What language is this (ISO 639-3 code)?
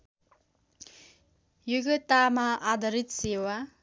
nep